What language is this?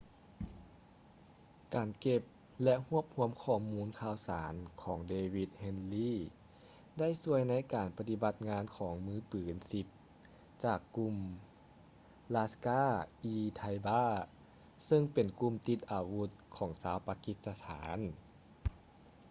Lao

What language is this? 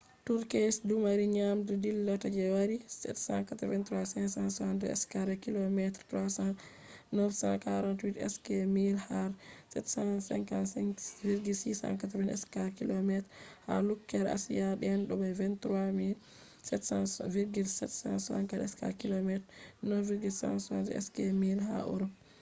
Fula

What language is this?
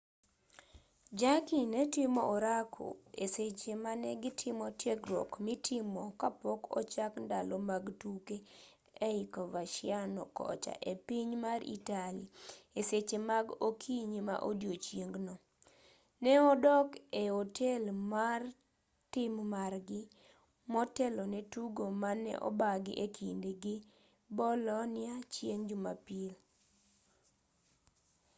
Luo (Kenya and Tanzania)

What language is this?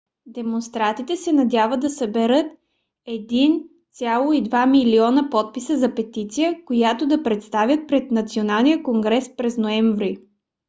Bulgarian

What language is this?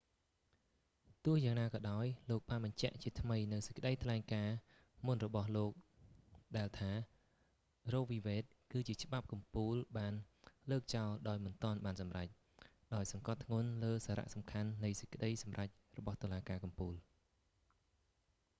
Khmer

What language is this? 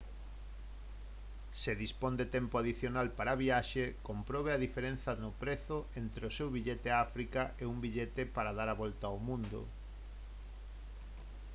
Galician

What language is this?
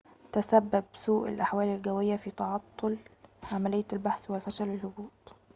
Arabic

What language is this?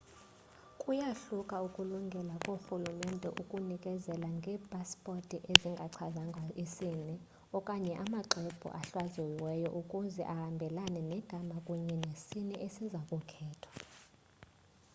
Xhosa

